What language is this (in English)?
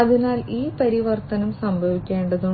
Malayalam